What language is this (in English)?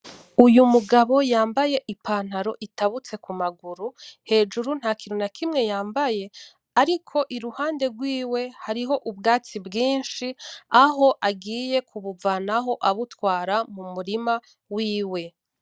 Rundi